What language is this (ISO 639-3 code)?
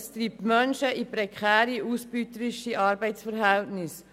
gsw